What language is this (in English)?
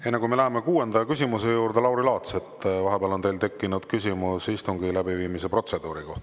Estonian